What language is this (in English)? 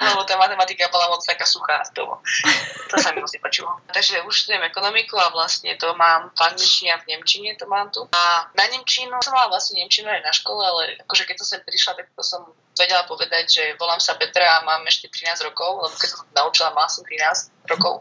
Slovak